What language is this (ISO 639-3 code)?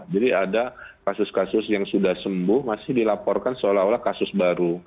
ind